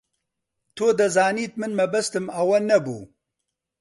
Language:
Central Kurdish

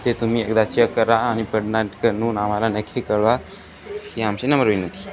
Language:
Marathi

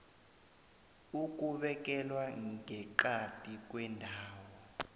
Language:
South Ndebele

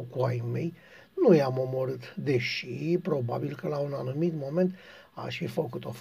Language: Romanian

